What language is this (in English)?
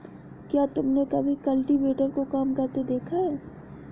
Hindi